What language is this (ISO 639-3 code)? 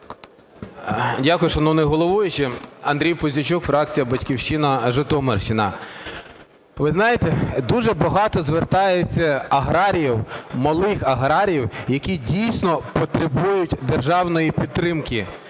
ukr